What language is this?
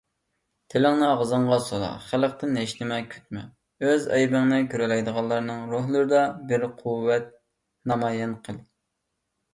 Uyghur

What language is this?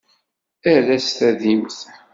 Kabyle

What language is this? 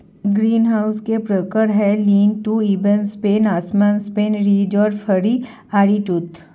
Hindi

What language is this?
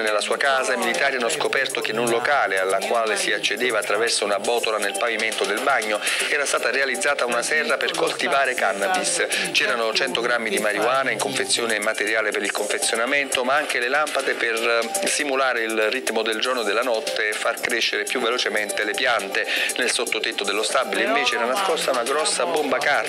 Italian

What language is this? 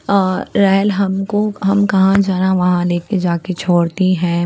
Hindi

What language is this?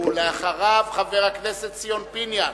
Hebrew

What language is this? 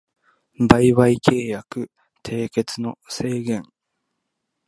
Japanese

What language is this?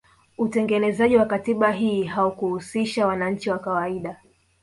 Swahili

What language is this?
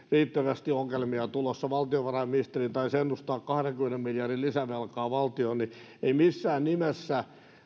Finnish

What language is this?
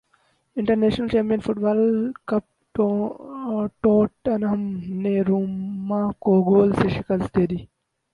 Urdu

